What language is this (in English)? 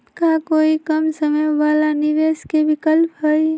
Magahi